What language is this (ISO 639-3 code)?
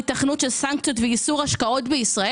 heb